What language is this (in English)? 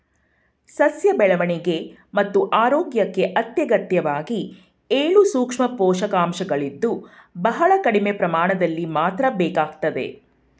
Kannada